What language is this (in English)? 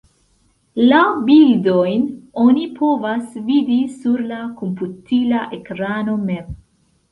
Esperanto